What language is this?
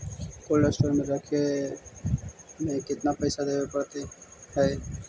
Magahi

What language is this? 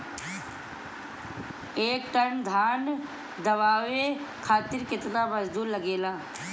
Bhojpuri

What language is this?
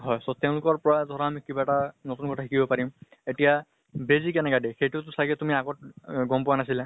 Assamese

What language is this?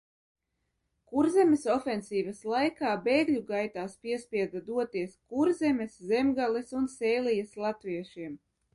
Latvian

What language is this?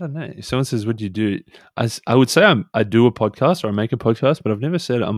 English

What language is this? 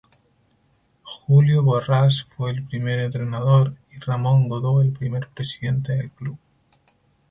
Spanish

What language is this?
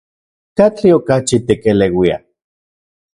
Central Puebla Nahuatl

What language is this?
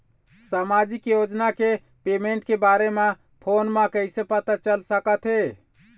Chhattisgarhi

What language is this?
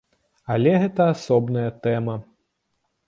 Belarusian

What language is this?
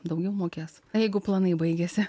Lithuanian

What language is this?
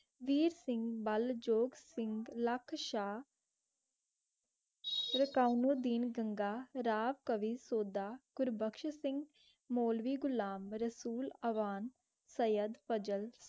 Punjabi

